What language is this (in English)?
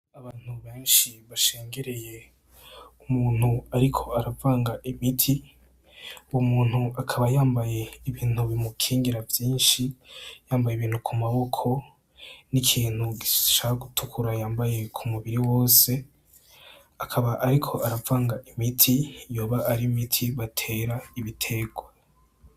Rundi